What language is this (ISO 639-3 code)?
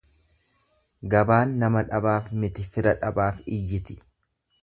orm